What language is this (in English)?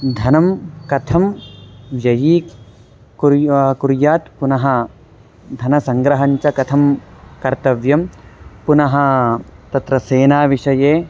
Sanskrit